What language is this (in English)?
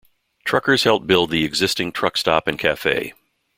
English